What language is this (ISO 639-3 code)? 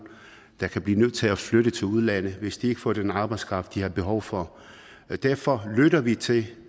dan